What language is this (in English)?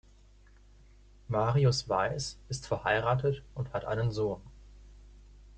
German